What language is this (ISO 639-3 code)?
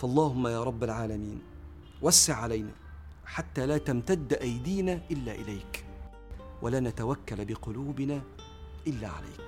ara